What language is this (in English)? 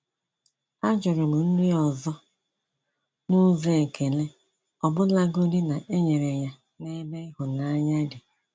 Igbo